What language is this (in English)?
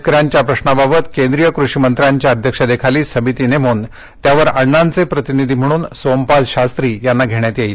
Marathi